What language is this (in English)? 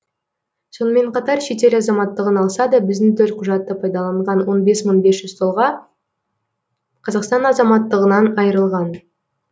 Kazakh